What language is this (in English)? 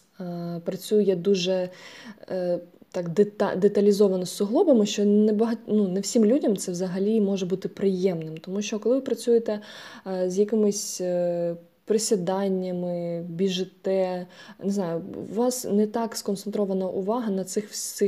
Ukrainian